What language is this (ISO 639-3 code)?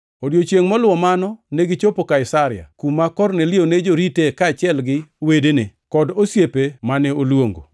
luo